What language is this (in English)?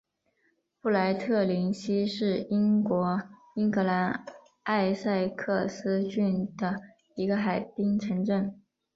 Chinese